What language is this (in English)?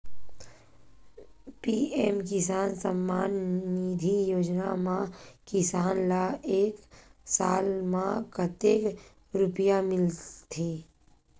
Chhattisgarhi